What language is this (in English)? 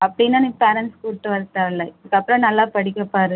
Tamil